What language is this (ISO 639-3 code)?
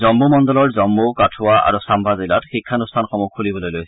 asm